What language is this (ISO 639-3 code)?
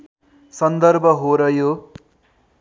nep